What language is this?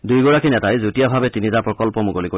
Assamese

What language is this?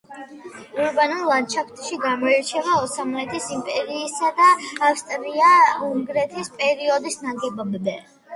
Georgian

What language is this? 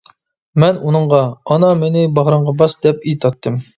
Uyghur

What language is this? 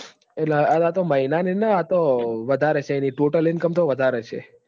Gujarati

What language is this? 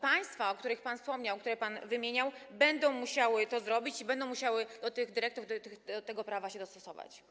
Polish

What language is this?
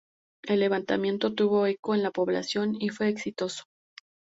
Spanish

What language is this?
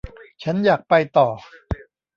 Thai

